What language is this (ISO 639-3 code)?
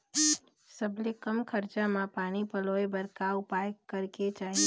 hne